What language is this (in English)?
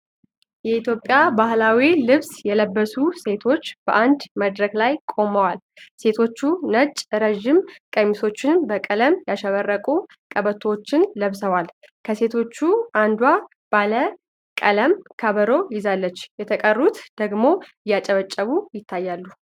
Amharic